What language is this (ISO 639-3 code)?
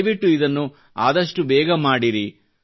kan